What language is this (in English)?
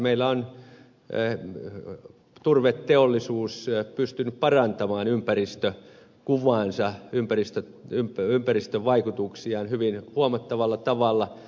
Finnish